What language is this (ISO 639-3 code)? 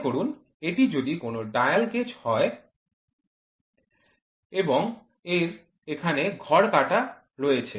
ben